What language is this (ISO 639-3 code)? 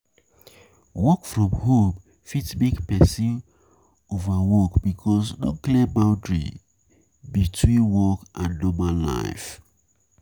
pcm